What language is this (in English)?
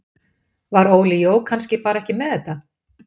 Icelandic